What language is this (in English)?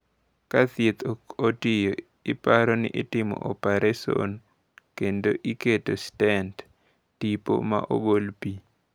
Luo (Kenya and Tanzania)